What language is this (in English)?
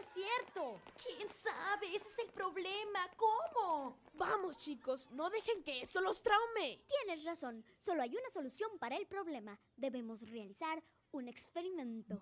Spanish